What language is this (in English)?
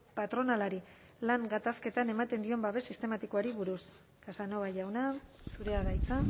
Basque